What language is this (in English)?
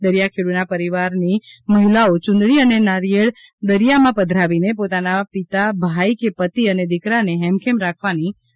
Gujarati